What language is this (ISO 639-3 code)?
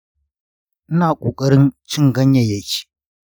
hau